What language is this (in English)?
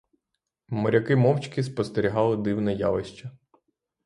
Ukrainian